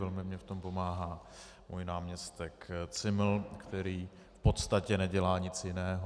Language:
Czech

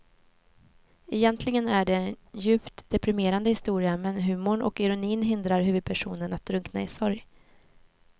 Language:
Swedish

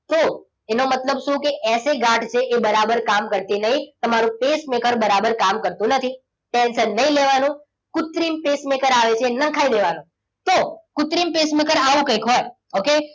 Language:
Gujarati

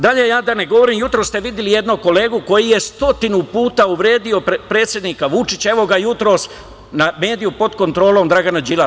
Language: Serbian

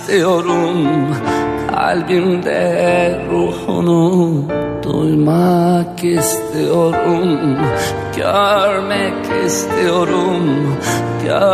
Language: Turkish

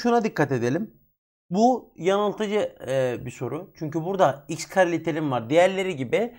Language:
Turkish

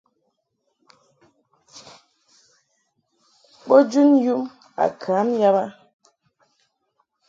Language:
Mungaka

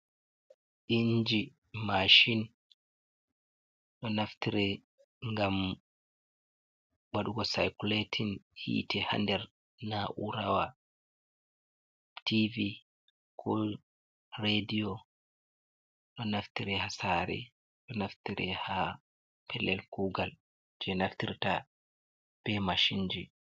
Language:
Fula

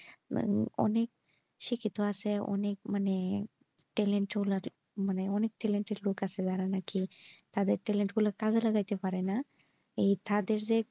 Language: Bangla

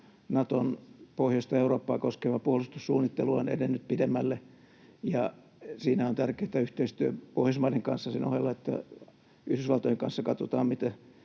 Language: Finnish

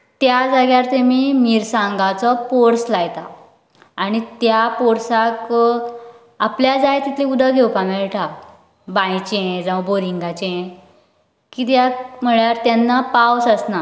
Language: Konkani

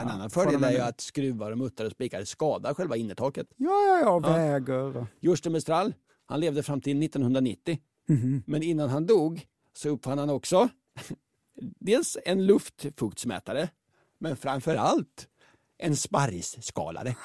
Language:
Swedish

